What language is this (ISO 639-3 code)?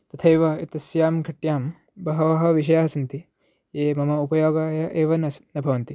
san